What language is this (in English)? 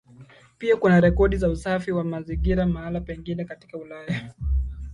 Swahili